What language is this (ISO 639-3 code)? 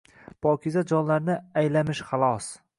uzb